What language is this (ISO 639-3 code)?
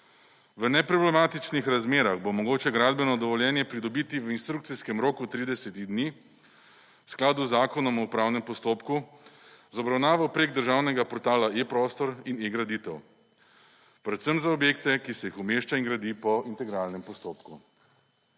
slv